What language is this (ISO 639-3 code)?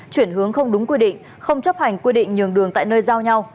vie